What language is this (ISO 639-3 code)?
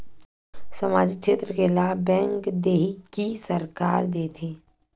hne